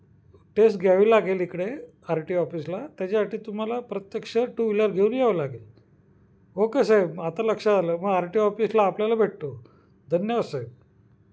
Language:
Marathi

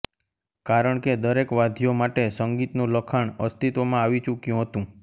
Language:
Gujarati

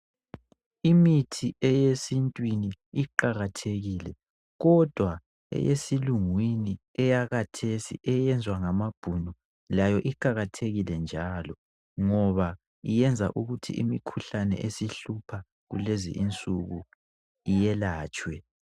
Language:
North Ndebele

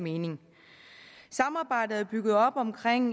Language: Danish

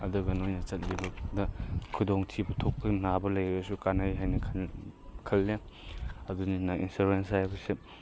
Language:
Manipuri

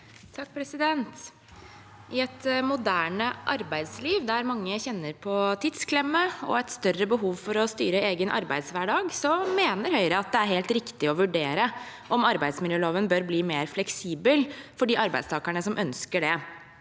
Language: Norwegian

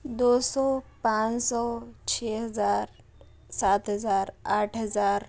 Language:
Urdu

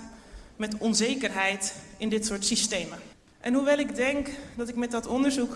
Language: Dutch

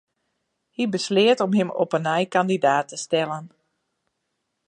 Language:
Western Frisian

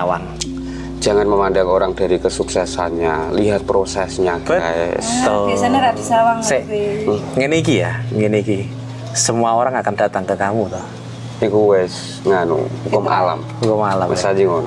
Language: Indonesian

